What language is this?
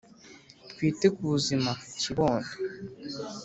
Kinyarwanda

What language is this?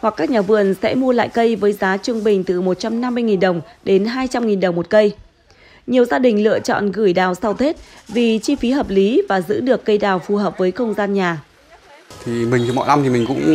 Vietnamese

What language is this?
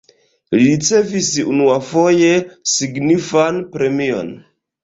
Esperanto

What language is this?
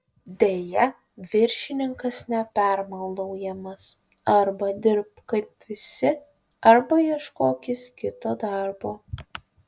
Lithuanian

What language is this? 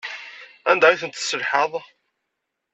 Kabyle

